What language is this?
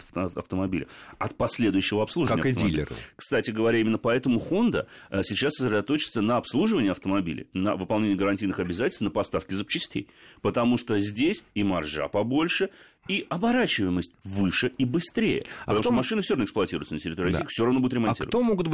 Russian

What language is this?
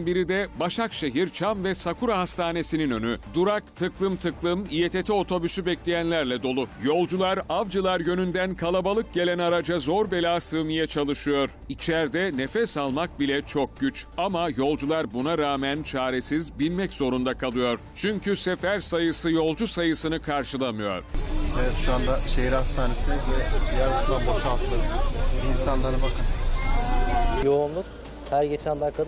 Turkish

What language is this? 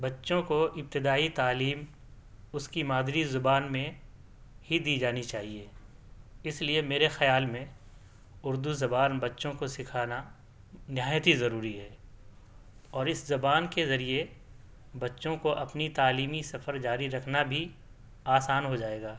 Urdu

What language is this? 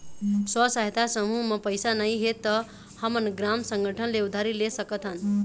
Chhattisgarhi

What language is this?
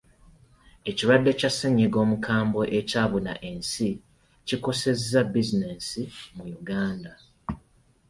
Ganda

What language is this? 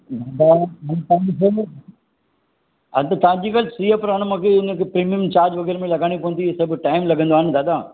Sindhi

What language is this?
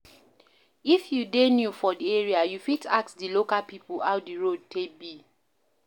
Nigerian Pidgin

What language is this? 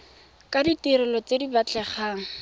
Tswana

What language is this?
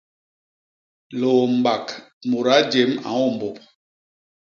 Basaa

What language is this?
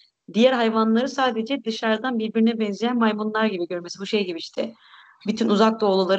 Turkish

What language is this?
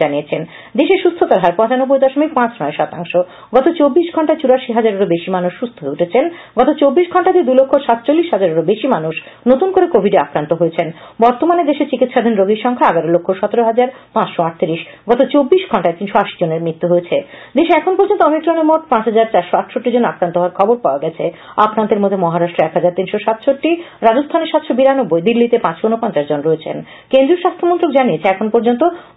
Romanian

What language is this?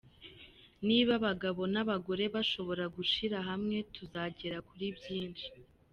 Kinyarwanda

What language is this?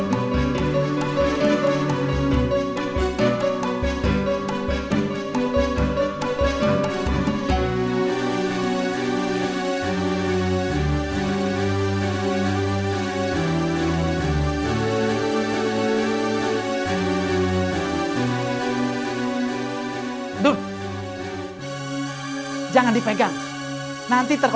Indonesian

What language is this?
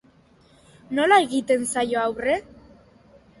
Basque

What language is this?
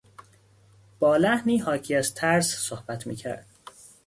Persian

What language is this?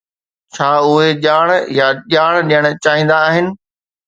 Sindhi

